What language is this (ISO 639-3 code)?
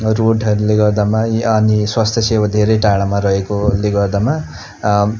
nep